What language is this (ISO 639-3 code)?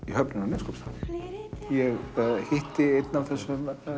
isl